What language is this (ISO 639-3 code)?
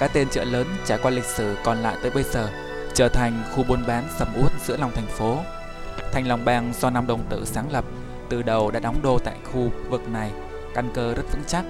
vie